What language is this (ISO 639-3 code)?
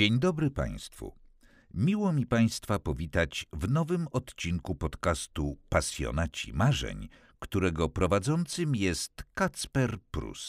pol